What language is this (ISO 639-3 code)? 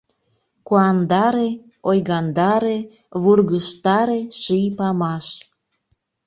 chm